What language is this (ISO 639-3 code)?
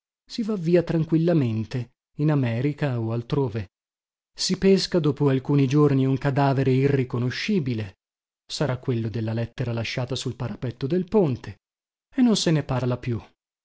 ita